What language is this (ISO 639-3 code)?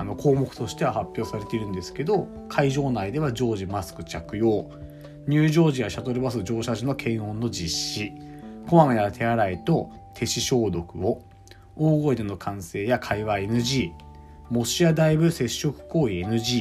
jpn